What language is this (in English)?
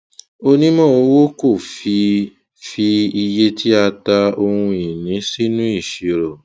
Yoruba